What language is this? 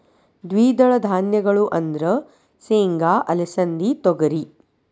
Kannada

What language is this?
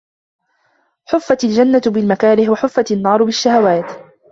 Arabic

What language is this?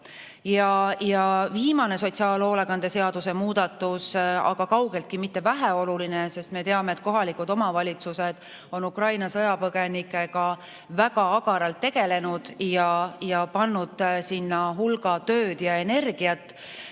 Estonian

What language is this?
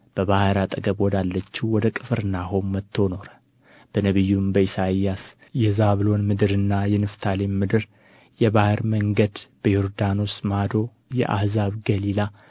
Amharic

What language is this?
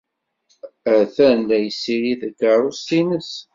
Kabyle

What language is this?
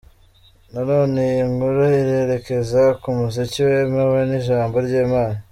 Kinyarwanda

